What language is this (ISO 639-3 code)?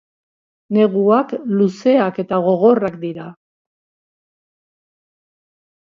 eus